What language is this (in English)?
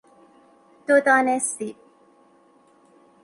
Persian